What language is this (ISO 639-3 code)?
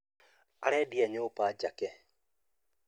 kik